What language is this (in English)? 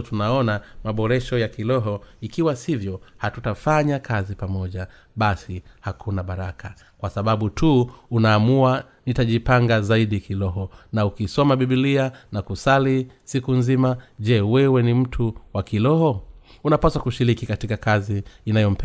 Swahili